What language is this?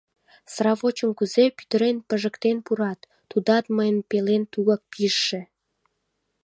Mari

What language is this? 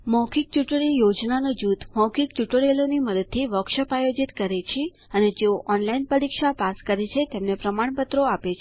Gujarati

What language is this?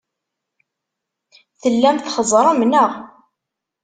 Kabyle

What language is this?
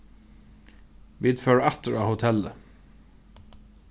Faroese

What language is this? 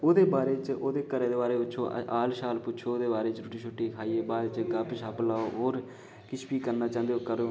Dogri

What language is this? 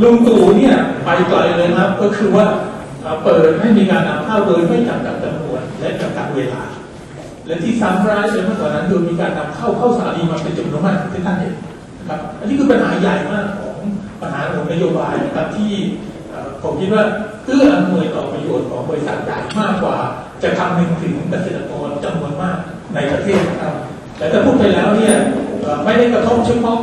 Thai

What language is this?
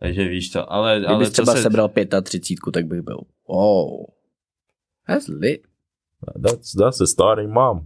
Czech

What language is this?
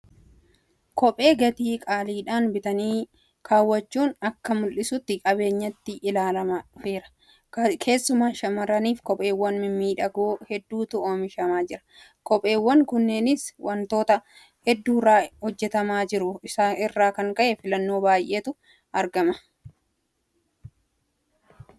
Oromo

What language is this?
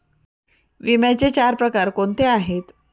Marathi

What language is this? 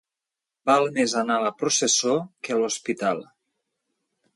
Catalan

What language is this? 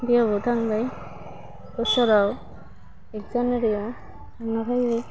Bodo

